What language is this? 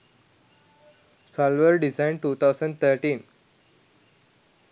Sinhala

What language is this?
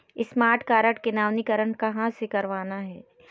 Chhattisgarhi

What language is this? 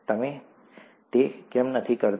Gujarati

